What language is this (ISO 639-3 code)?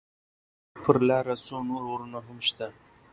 pus